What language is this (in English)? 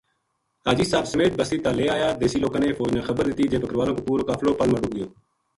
Gujari